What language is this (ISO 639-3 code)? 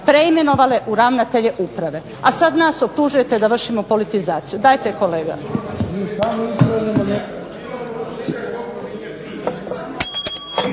hrv